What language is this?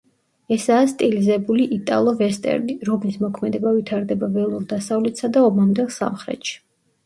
Georgian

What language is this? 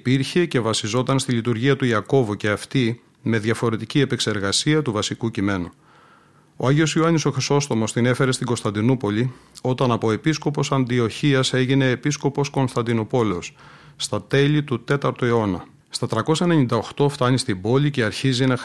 Greek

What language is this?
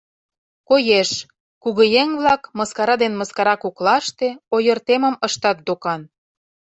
Mari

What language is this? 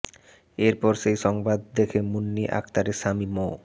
Bangla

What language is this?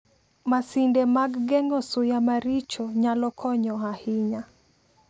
Luo (Kenya and Tanzania)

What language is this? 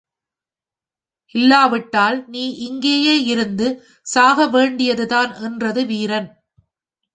Tamil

